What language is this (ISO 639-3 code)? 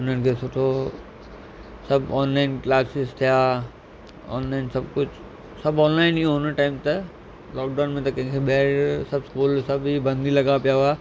snd